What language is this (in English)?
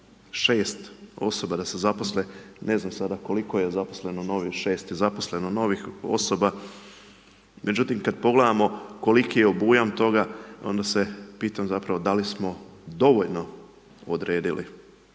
Croatian